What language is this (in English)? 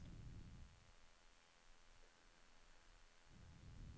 Norwegian